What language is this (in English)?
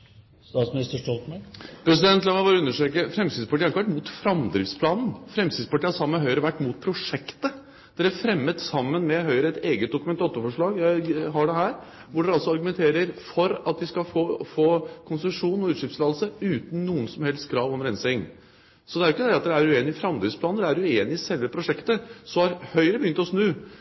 Norwegian Bokmål